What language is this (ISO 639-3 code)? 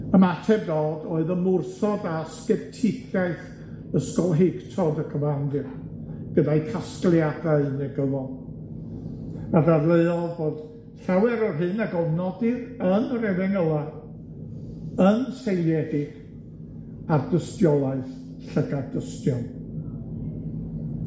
cym